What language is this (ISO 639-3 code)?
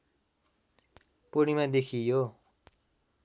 nep